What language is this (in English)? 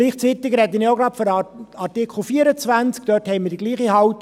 Swiss German